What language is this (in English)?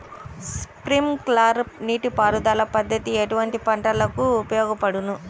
Telugu